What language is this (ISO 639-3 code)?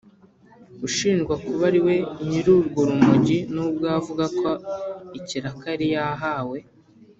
kin